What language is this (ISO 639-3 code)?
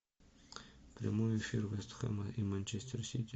rus